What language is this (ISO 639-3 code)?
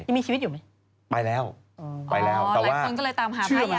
tha